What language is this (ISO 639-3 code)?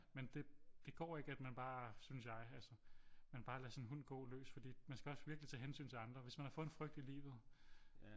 dan